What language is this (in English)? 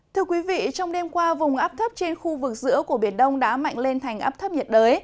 Vietnamese